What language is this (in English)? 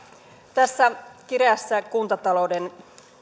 Finnish